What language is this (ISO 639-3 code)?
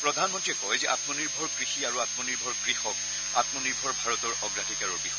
asm